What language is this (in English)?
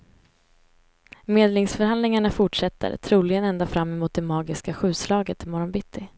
Swedish